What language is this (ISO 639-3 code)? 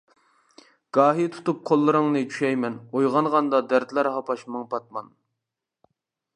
uig